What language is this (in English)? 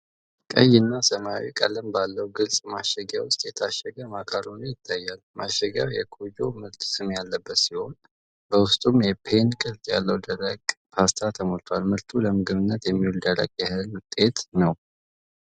Amharic